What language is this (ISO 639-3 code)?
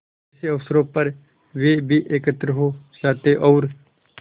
hin